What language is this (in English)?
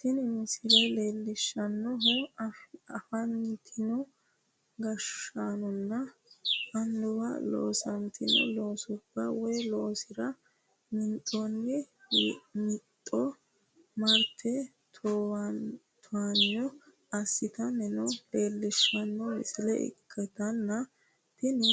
Sidamo